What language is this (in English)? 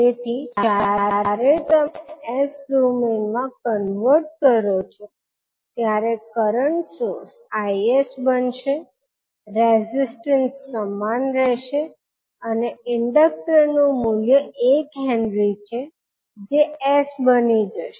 Gujarati